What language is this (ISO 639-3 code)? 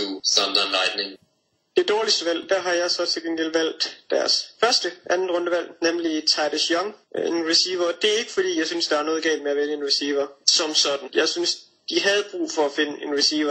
dan